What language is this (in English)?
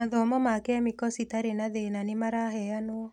Kikuyu